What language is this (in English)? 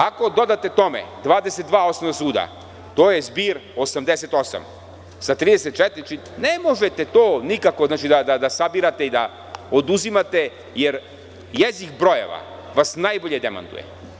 Serbian